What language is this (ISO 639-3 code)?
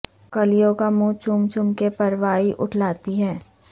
urd